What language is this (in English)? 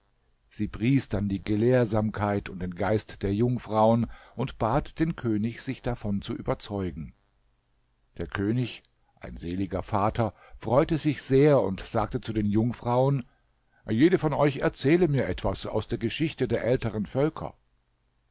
German